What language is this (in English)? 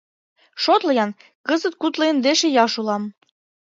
Mari